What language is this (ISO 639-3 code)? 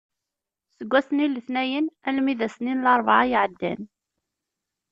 kab